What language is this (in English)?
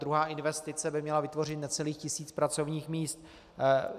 Czech